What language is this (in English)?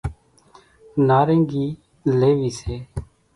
Kachi Koli